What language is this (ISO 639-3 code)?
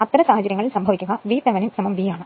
mal